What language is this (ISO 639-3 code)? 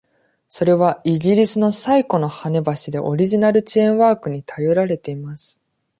jpn